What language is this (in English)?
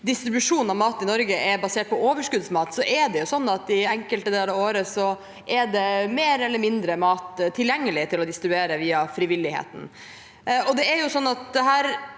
Norwegian